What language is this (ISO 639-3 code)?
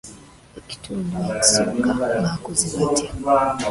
lug